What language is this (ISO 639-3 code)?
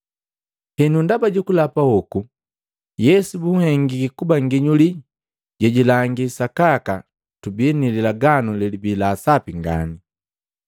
mgv